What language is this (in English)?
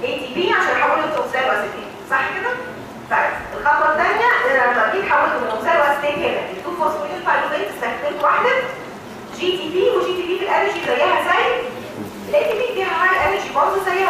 Arabic